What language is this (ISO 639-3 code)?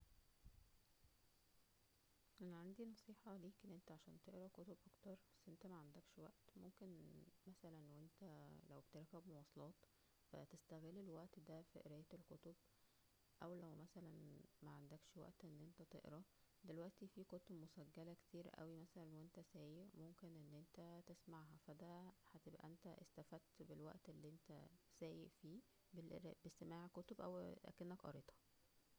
arz